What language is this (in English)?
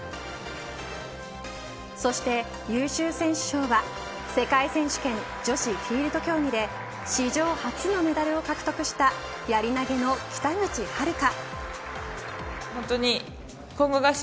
Japanese